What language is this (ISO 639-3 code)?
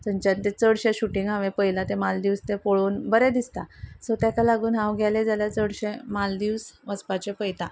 kok